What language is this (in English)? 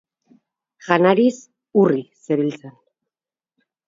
Basque